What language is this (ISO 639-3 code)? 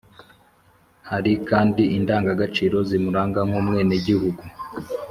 kin